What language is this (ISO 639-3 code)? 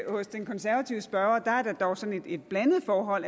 dan